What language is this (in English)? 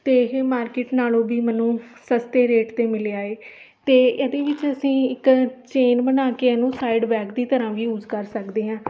Punjabi